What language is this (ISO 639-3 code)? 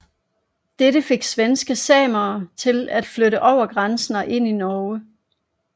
dan